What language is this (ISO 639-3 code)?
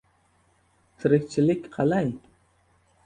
uzb